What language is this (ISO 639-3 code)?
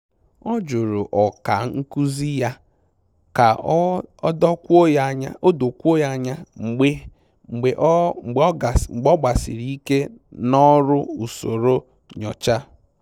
ibo